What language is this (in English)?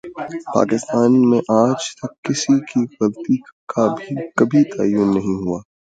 Urdu